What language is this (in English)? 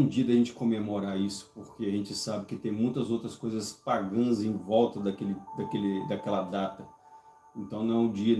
Portuguese